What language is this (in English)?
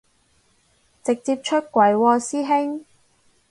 Cantonese